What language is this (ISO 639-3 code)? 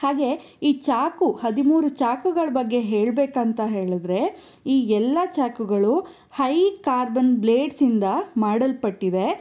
kan